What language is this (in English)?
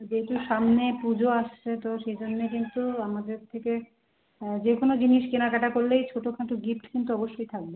Bangla